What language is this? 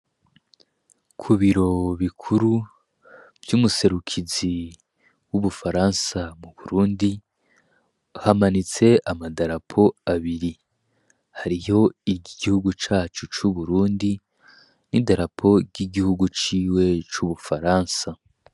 Rundi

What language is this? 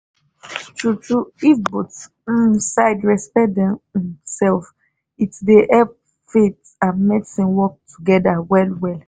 Nigerian Pidgin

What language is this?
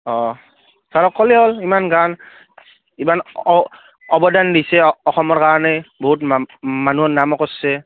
Assamese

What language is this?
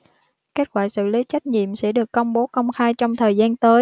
Vietnamese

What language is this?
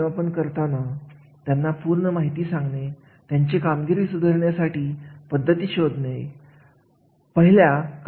Marathi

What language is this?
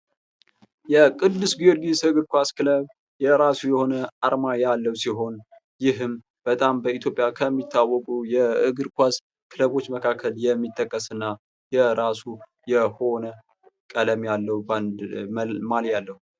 Amharic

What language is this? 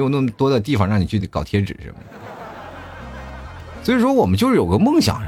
Chinese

